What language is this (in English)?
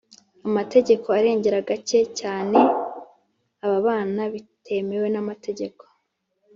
Kinyarwanda